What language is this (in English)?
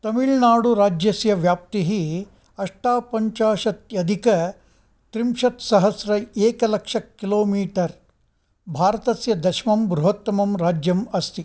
Sanskrit